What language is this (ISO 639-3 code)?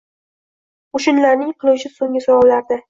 uzb